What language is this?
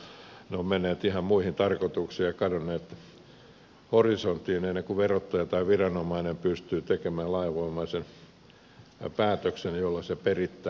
Finnish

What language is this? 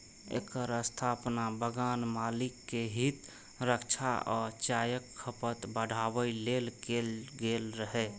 Maithili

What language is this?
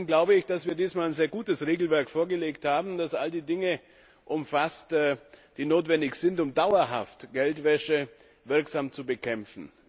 German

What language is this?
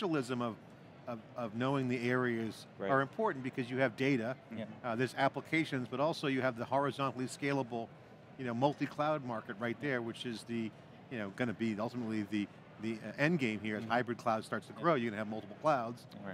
English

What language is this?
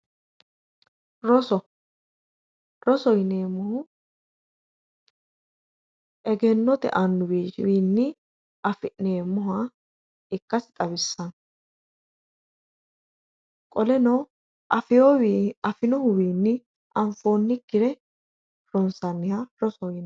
Sidamo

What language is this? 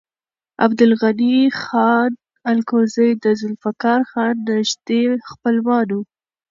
Pashto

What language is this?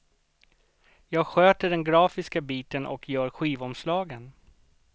Swedish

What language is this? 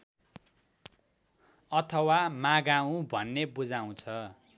Nepali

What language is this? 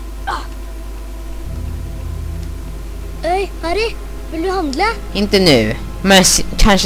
Swedish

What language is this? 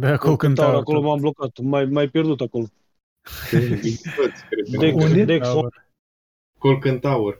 Romanian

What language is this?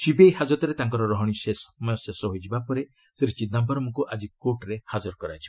Odia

